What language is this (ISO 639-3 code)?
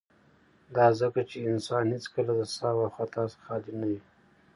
pus